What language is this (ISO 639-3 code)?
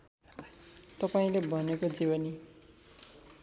nep